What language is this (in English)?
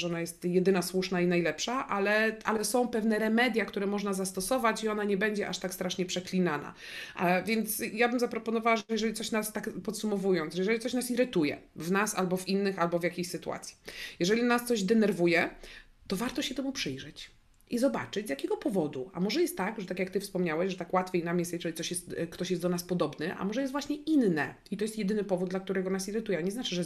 Polish